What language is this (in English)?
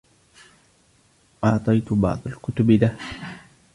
Arabic